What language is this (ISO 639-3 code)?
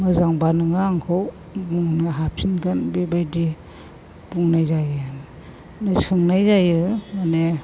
brx